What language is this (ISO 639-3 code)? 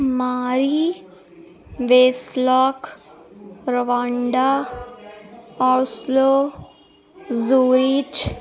urd